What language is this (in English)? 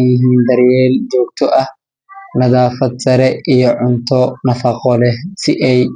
Somali